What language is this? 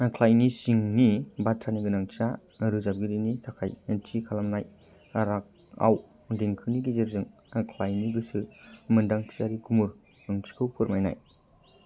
Bodo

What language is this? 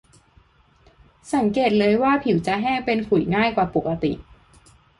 Thai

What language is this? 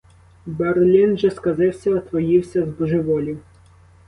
Ukrainian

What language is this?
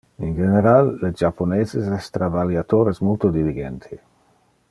Interlingua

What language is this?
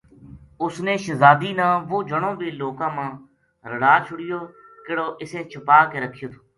Gujari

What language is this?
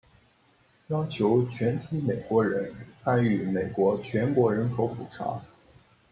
Chinese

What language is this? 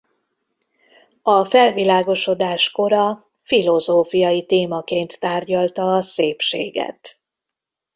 Hungarian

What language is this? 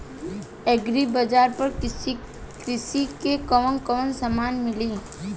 Bhojpuri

